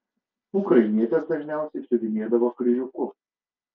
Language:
Lithuanian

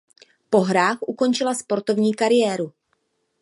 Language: Czech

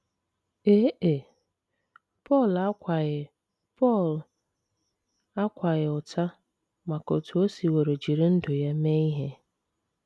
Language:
Igbo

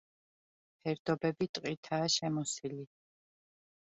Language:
Georgian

